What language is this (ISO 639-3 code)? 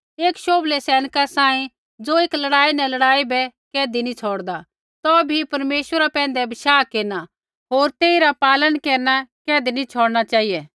kfx